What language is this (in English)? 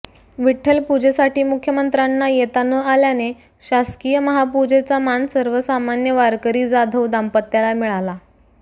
Marathi